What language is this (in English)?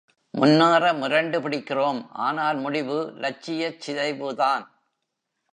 Tamil